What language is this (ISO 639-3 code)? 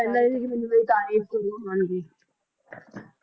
pan